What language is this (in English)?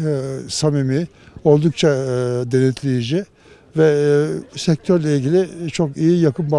Turkish